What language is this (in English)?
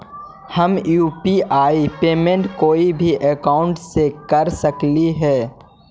Magahi